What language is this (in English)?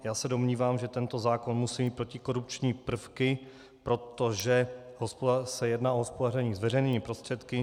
Czech